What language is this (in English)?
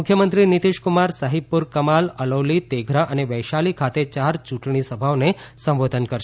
Gujarati